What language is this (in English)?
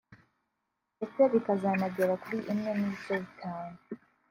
Kinyarwanda